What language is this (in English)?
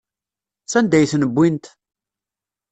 Kabyle